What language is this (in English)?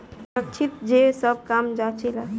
Bhojpuri